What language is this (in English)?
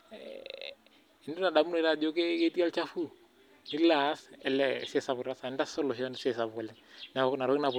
Masai